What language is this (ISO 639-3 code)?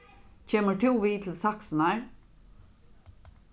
fao